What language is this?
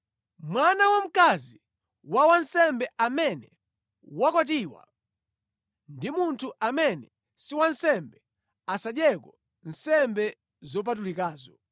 Nyanja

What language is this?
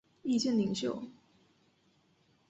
Chinese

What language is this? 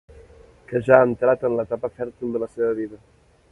Catalan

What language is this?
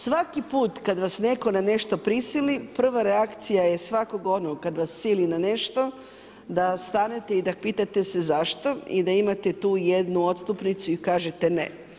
Croatian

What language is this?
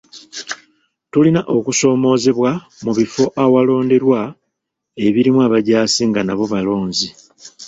Ganda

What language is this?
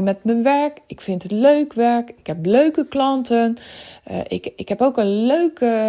Dutch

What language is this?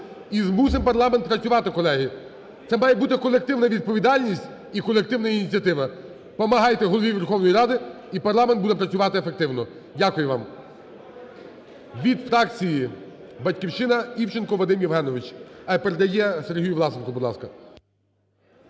Ukrainian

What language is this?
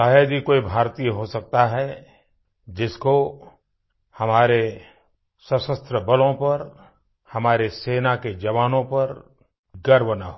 Hindi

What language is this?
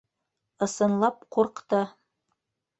Bashkir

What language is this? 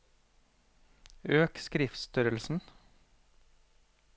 Norwegian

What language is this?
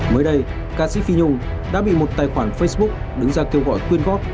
Vietnamese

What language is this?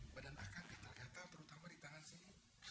Indonesian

